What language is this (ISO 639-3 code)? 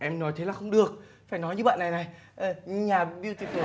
vie